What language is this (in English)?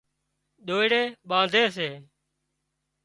Wadiyara Koli